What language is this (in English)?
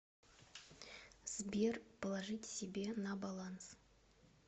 Russian